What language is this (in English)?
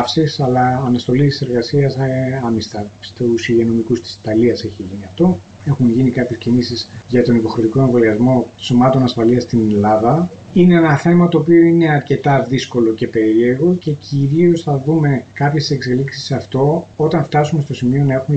Greek